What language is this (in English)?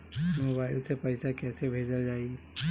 Bhojpuri